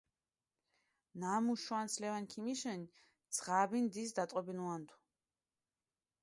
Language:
Mingrelian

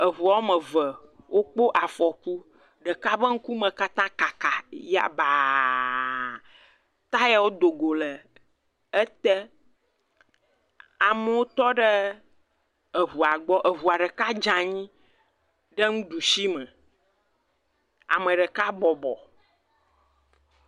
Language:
Ewe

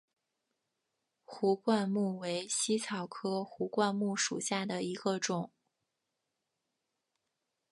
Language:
Chinese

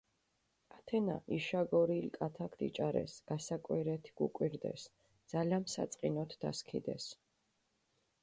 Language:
Mingrelian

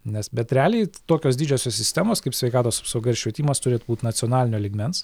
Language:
Lithuanian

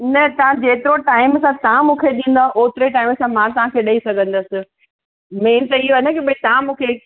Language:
Sindhi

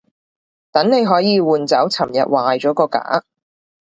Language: Cantonese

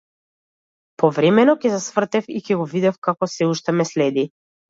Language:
Macedonian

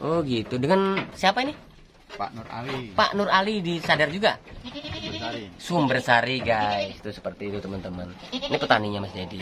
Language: Indonesian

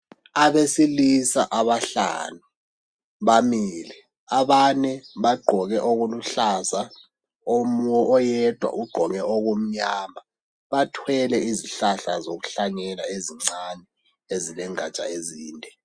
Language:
North Ndebele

